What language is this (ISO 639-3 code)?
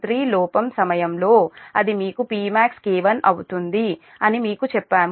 tel